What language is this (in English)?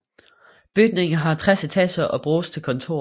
Danish